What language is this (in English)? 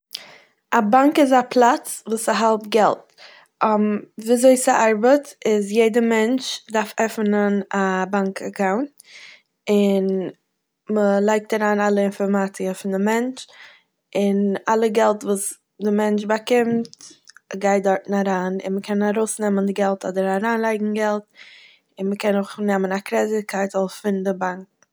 Yiddish